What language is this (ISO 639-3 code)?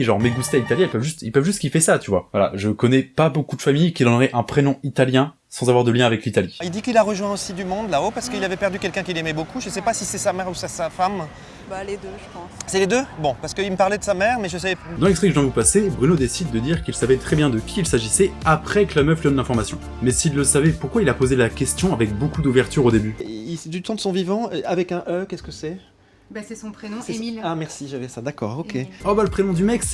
fra